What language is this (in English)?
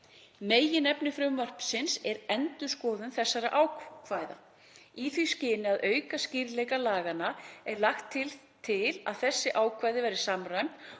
Icelandic